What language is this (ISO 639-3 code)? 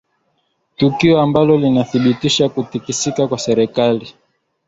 swa